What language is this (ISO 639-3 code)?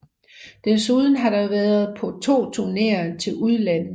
dan